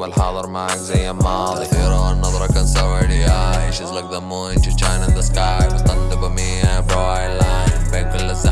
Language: Dutch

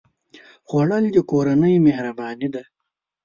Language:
Pashto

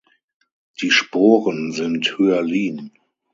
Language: German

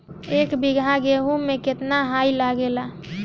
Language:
Bhojpuri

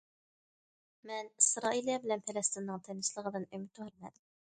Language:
Uyghur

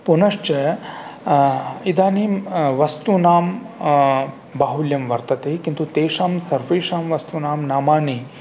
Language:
Sanskrit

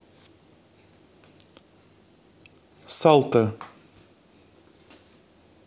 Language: Russian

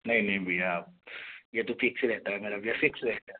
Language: Hindi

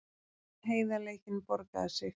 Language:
Icelandic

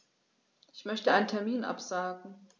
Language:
German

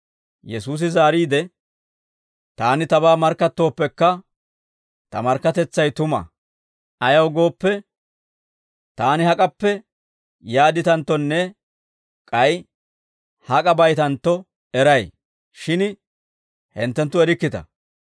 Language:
Dawro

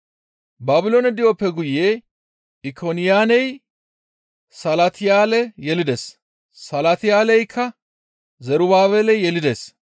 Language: Gamo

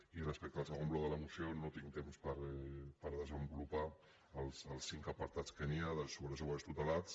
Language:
Catalan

